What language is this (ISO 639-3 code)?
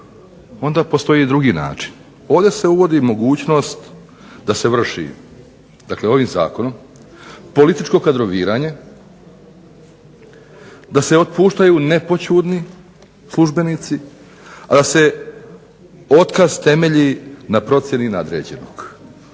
hrv